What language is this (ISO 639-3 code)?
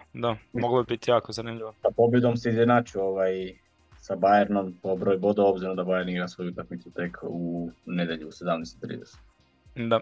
hrv